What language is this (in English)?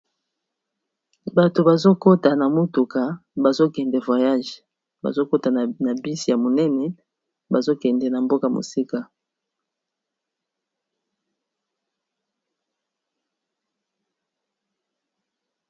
Lingala